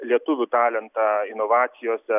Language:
Lithuanian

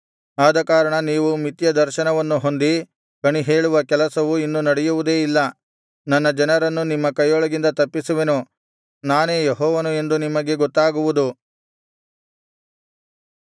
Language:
Kannada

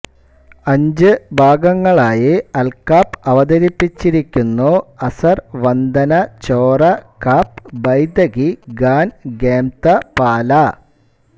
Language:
Malayalam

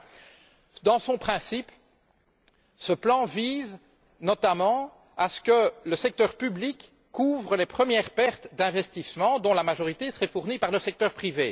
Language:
French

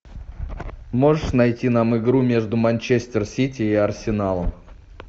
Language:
Russian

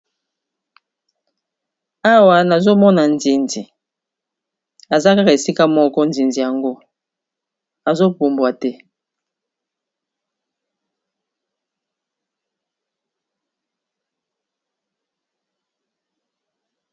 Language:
Lingala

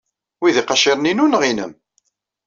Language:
Kabyle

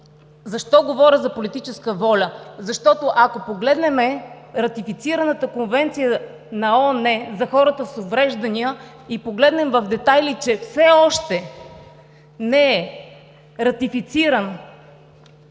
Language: Bulgarian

